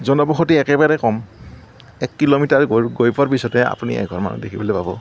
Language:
Assamese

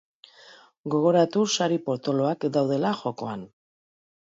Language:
Basque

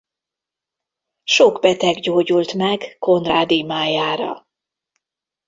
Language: Hungarian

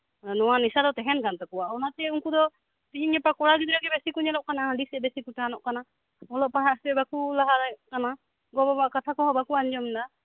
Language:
Santali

